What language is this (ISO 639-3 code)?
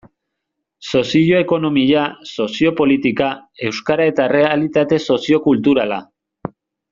eus